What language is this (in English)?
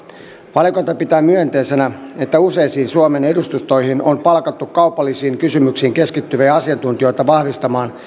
Finnish